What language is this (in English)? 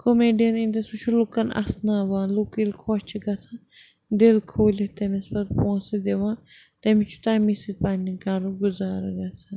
Kashmiri